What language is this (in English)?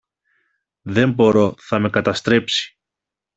Greek